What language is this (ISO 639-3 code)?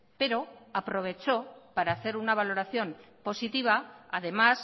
spa